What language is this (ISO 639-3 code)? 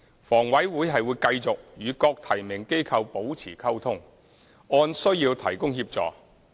yue